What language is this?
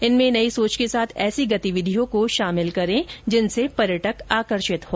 Hindi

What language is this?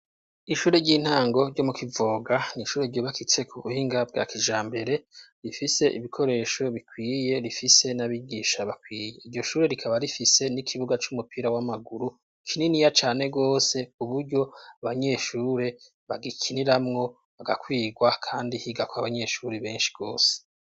Rundi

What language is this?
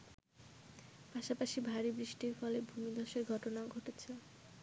Bangla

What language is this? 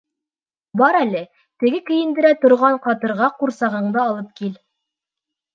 Bashkir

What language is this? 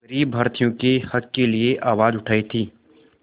Hindi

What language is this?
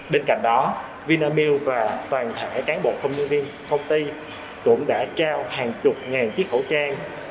Vietnamese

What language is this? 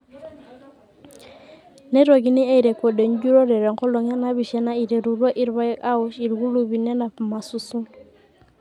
Masai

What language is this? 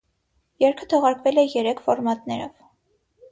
Armenian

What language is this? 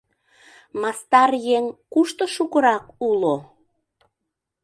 Mari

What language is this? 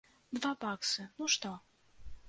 Belarusian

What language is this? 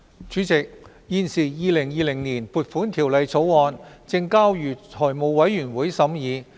Cantonese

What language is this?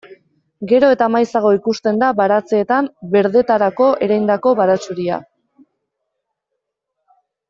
Basque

